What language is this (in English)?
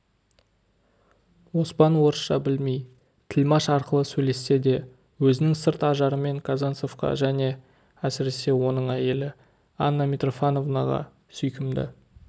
Kazakh